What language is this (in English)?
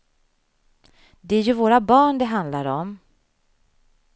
Swedish